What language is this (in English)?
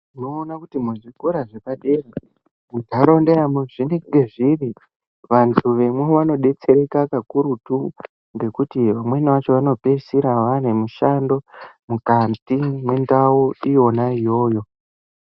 Ndau